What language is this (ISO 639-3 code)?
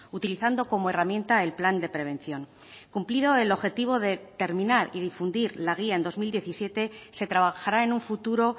spa